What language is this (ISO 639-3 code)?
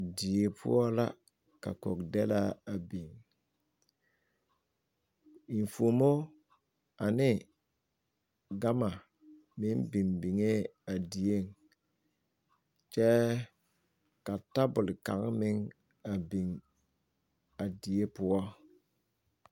dga